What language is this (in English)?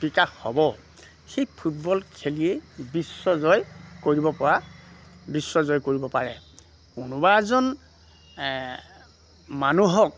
Assamese